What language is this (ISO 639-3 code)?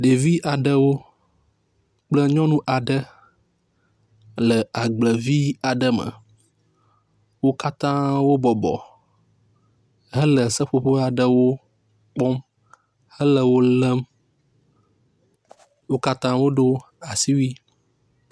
ewe